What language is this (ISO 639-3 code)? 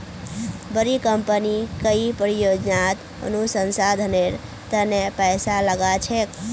mag